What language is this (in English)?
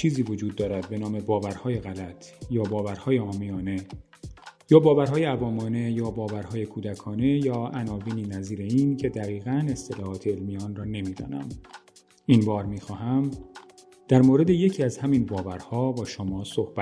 Persian